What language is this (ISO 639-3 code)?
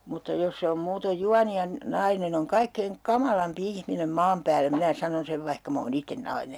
fin